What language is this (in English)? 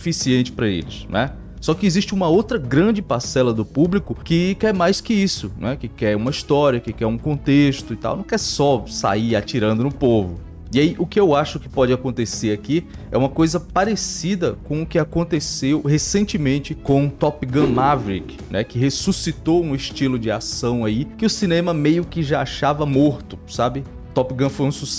Portuguese